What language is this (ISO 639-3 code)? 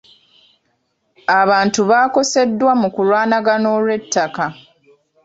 lug